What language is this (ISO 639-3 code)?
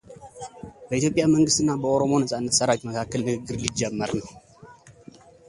amh